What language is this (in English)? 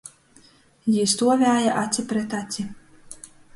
Latgalian